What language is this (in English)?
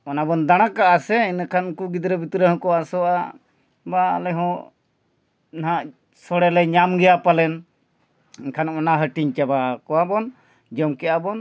Santali